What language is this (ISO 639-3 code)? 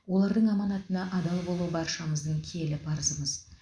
kaz